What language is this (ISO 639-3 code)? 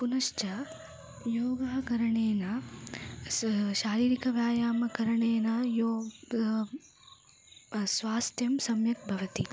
san